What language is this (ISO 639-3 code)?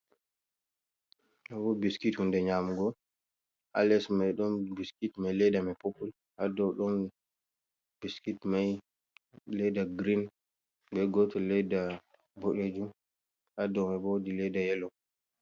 ful